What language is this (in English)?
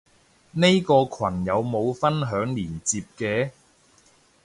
Cantonese